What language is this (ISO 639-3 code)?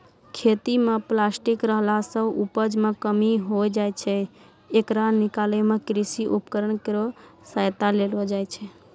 mai